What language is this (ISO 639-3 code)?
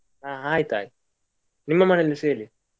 kan